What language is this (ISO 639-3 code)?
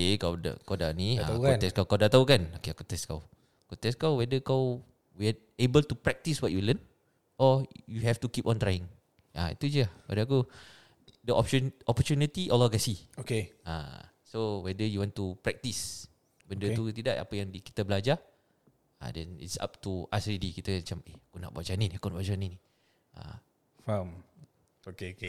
msa